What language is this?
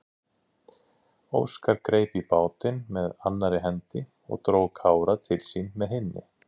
Icelandic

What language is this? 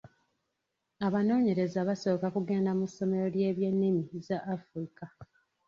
Ganda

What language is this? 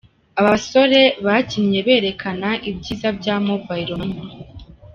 Kinyarwanda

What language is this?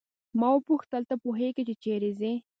Pashto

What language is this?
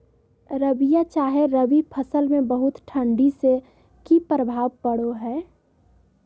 Magahi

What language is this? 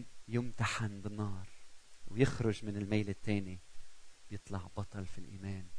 Arabic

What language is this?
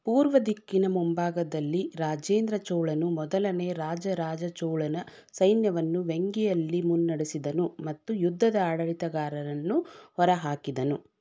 Kannada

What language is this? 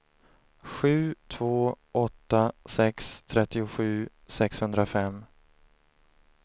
Swedish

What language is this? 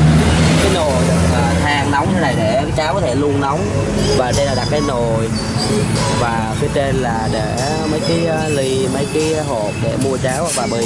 Vietnamese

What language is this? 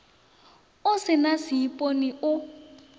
Northern Sotho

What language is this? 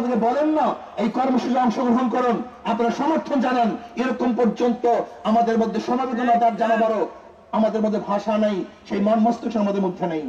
Turkish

